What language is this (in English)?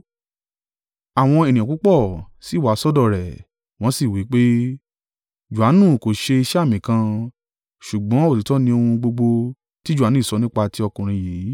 Yoruba